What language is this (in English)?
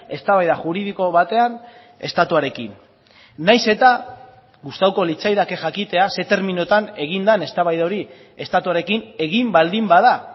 Basque